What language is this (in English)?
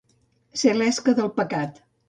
Catalan